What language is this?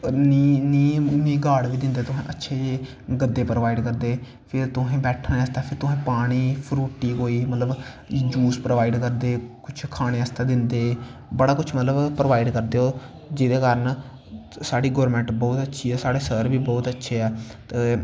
Dogri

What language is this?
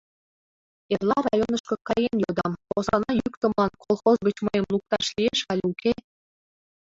Mari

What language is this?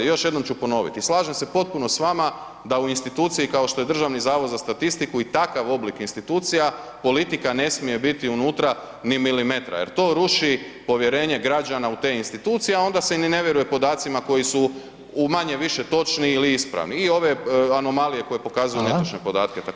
Croatian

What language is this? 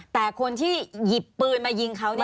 Thai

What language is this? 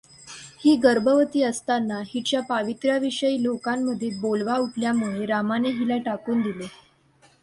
Marathi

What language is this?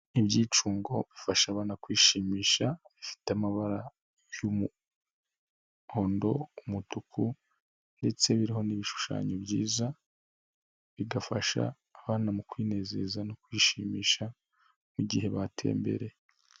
Kinyarwanda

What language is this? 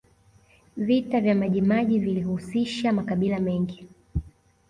Swahili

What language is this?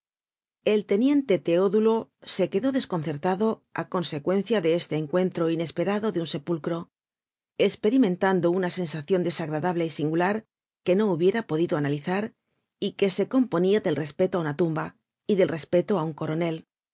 Spanish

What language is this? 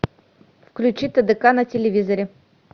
Russian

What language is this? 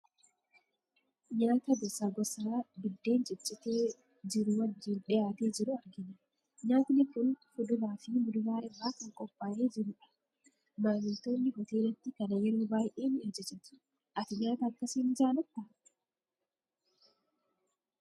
Oromo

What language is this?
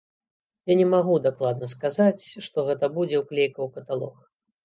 Belarusian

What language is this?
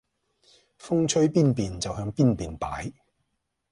Cantonese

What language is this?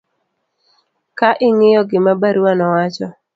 Luo (Kenya and Tanzania)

